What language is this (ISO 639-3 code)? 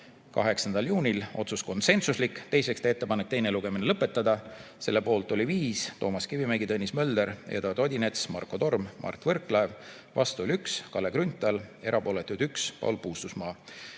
est